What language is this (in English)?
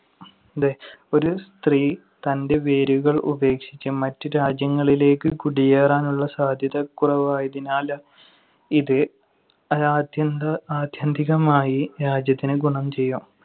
Malayalam